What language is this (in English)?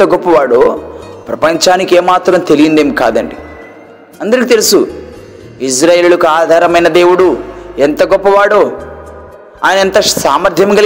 Telugu